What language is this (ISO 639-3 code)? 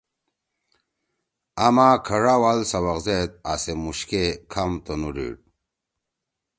trw